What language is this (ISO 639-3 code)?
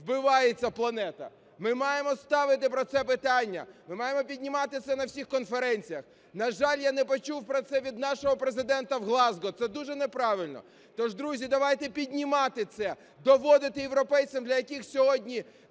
ukr